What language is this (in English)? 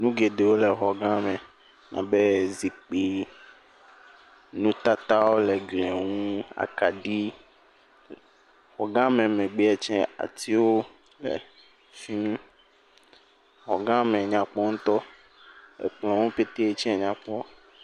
Ewe